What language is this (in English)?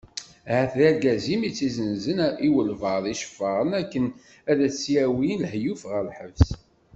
Kabyle